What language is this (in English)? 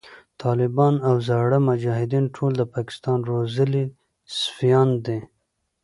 Pashto